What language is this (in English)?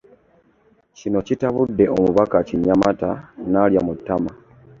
Ganda